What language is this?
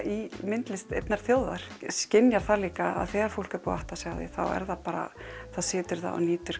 Icelandic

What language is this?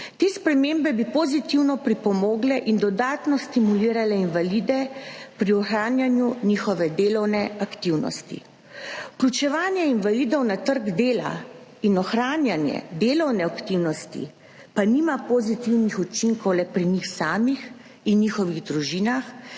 Slovenian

